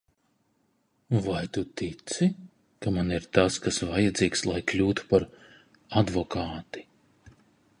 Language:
Latvian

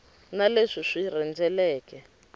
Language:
Tsonga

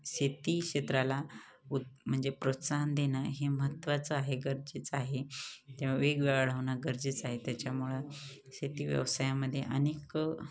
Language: Marathi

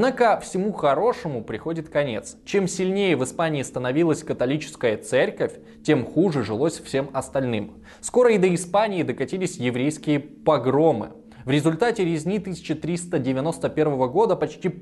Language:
Russian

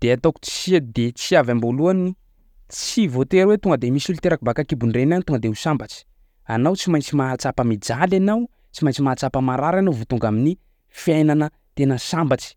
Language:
Sakalava Malagasy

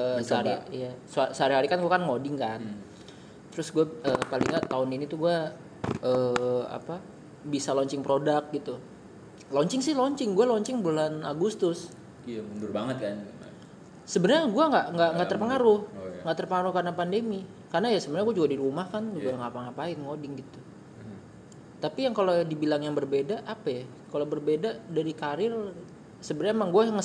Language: Indonesian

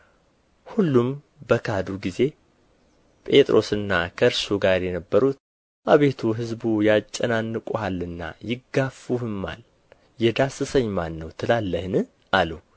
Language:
Amharic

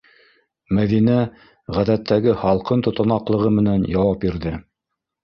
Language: Bashkir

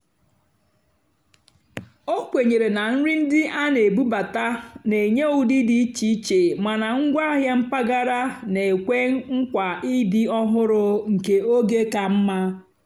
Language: Igbo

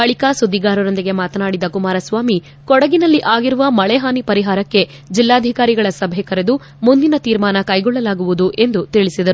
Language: Kannada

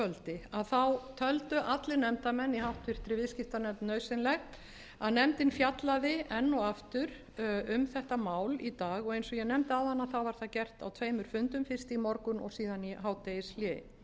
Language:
Icelandic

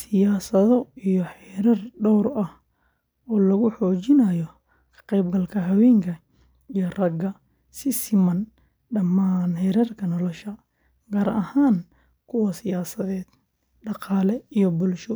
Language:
Somali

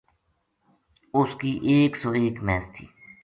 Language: Gujari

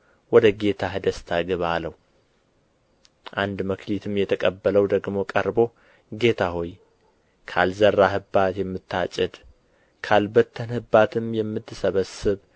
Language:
Amharic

